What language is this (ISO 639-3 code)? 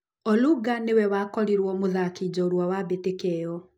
kik